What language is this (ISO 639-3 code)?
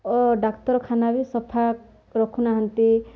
ori